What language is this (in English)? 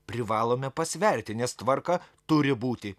Lithuanian